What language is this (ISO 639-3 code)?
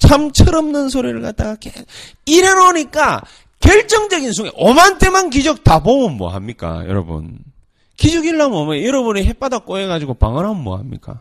kor